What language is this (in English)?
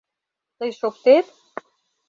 Mari